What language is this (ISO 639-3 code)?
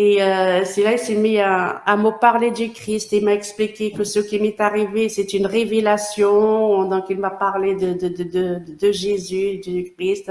fra